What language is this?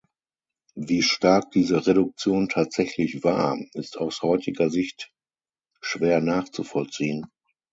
German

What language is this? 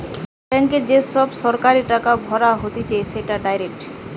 Bangla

